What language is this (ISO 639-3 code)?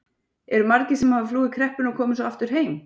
isl